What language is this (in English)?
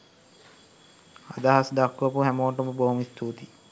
Sinhala